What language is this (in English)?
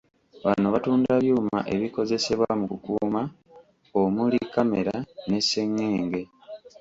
Ganda